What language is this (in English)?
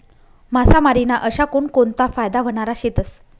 Marathi